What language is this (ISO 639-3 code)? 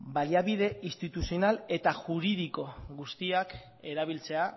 eus